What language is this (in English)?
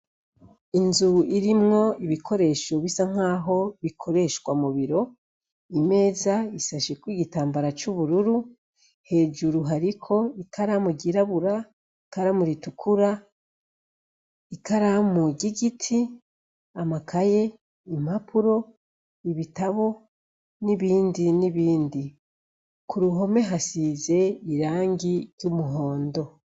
Rundi